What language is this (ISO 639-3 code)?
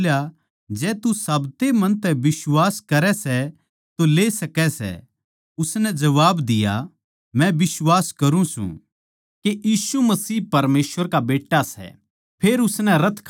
bgc